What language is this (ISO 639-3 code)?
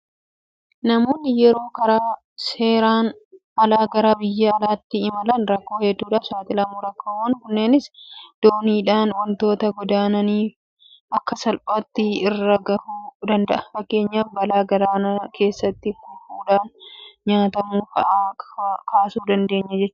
orm